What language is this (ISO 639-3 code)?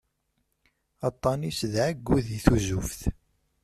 kab